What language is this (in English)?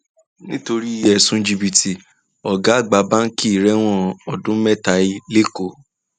Yoruba